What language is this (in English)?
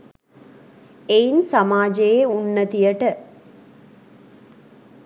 Sinhala